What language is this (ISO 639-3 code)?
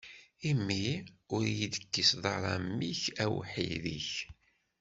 kab